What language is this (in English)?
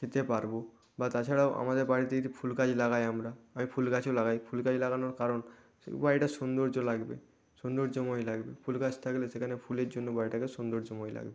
Bangla